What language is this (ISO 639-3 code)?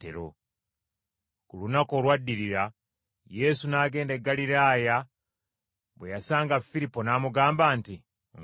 lug